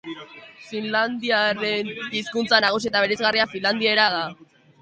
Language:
Basque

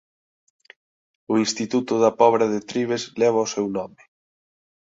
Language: Galician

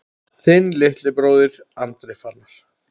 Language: Icelandic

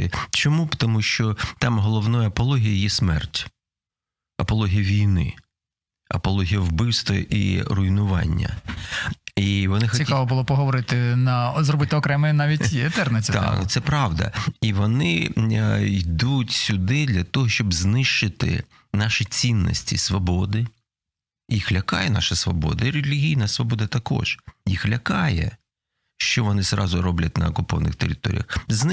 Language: Ukrainian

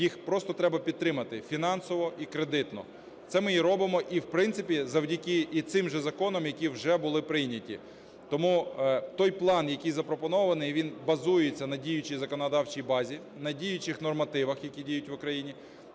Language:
Ukrainian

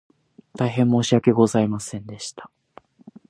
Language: Japanese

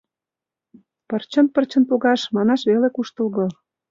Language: Mari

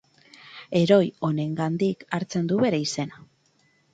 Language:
Basque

